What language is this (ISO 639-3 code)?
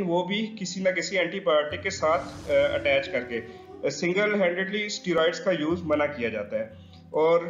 hin